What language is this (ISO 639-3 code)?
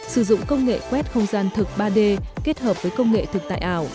vie